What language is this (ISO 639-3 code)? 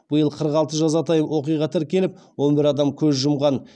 kaz